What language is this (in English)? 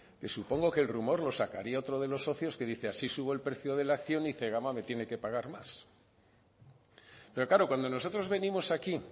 Spanish